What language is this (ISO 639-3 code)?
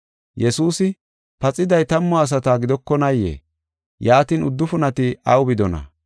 gof